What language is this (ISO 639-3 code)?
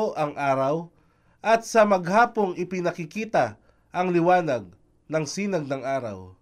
fil